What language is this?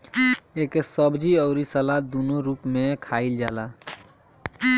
Bhojpuri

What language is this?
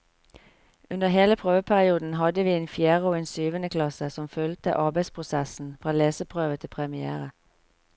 Norwegian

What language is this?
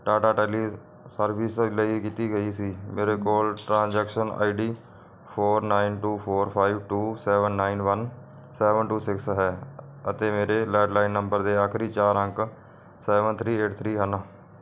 Punjabi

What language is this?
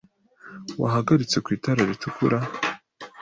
Kinyarwanda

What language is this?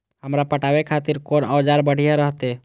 Maithili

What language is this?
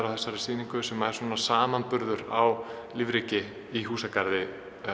Icelandic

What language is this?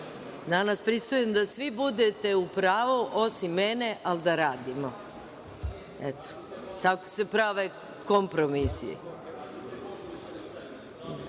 Serbian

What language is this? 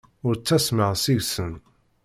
Kabyle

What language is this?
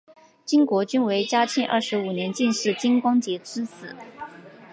Chinese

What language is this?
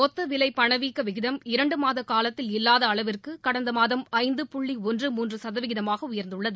Tamil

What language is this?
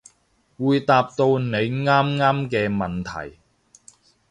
Cantonese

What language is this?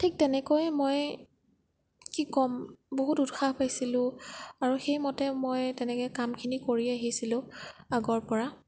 Assamese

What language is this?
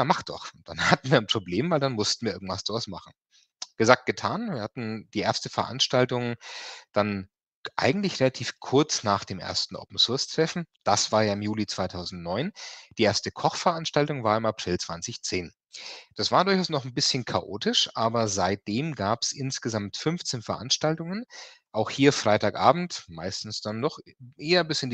German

